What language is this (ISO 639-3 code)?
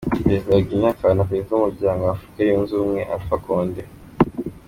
kin